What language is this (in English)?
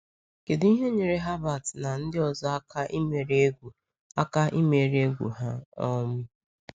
Igbo